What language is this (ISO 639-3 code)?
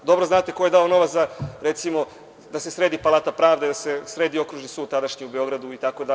srp